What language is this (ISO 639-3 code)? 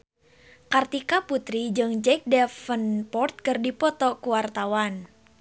sun